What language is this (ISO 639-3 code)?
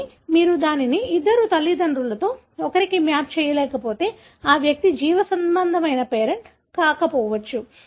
tel